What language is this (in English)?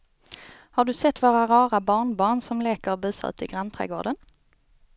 Swedish